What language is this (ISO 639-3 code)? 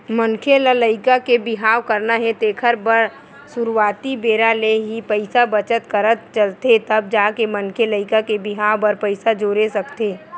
hne